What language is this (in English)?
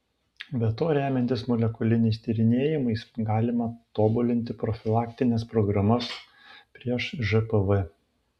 Lithuanian